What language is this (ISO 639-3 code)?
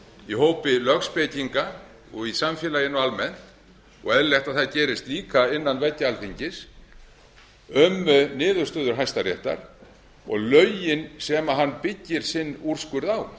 isl